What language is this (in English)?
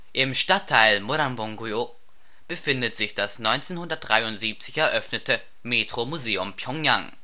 German